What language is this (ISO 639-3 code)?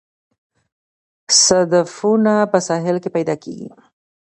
pus